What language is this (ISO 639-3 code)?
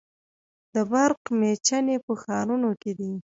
pus